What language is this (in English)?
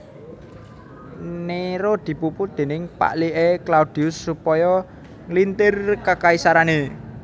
Javanese